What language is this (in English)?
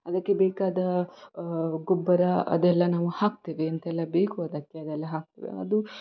Kannada